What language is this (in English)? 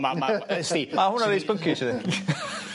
Welsh